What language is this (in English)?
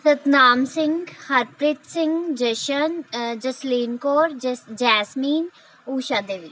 Punjabi